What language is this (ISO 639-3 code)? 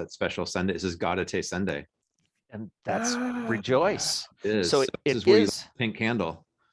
eng